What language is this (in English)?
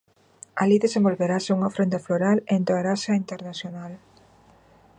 Galician